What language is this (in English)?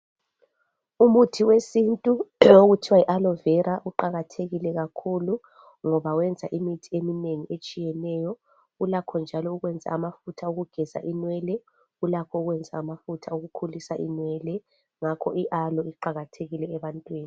North Ndebele